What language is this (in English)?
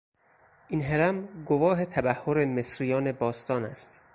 Persian